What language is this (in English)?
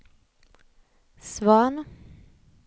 Swedish